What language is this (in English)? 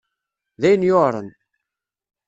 Kabyle